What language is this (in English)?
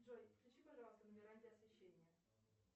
Russian